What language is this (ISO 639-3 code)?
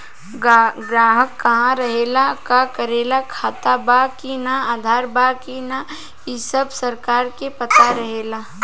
bho